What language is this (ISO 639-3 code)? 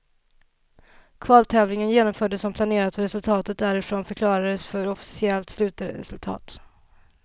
swe